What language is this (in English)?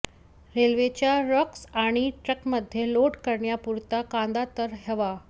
Marathi